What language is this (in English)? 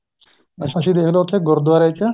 Punjabi